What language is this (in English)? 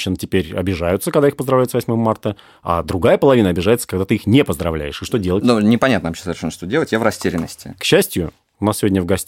Russian